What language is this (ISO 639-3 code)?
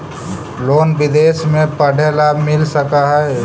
mag